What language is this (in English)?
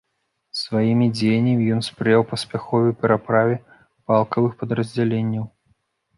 Belarusian